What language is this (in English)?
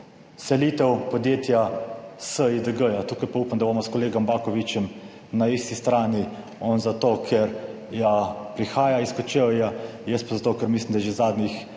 Slovenian